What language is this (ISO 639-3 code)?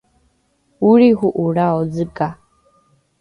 dru